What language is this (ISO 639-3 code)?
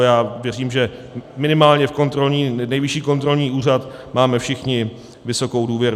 ces